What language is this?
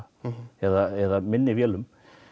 Icelandic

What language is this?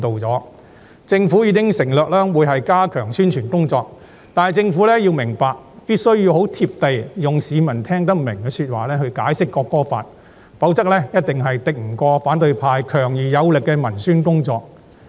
Cantonese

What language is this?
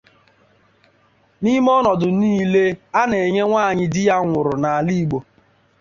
Igbo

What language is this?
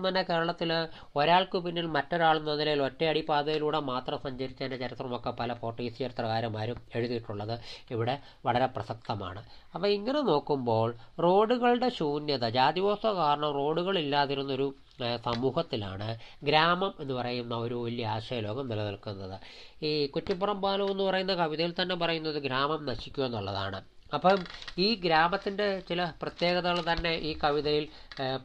Malayalam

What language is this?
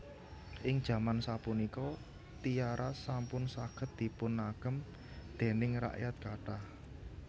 Javanese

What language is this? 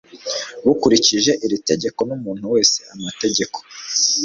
Kinyarwanda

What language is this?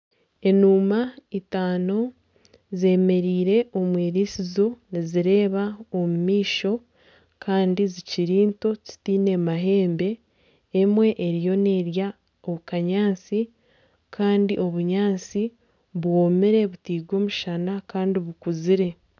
Nyankole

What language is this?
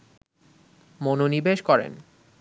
Bangla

